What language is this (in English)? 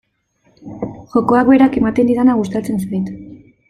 Basque